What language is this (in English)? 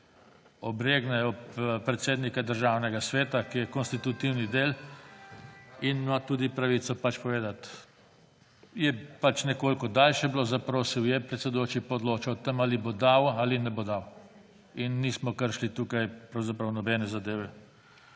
Slovenian